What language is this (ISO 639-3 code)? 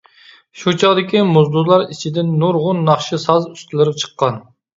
uig